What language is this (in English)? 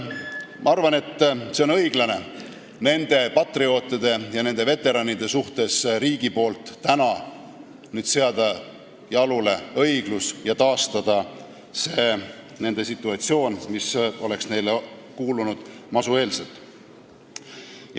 Estonian